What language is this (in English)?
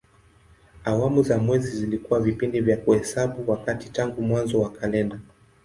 Swahili